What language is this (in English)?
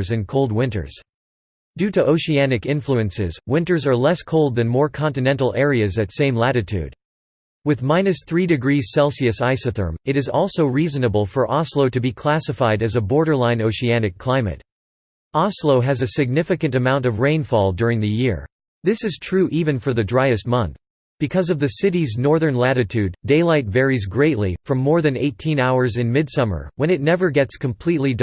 English